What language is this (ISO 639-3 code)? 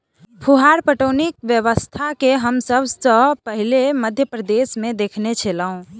mai